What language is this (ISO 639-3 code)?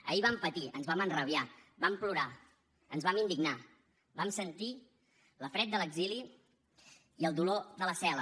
cat